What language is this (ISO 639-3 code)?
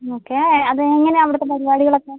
mal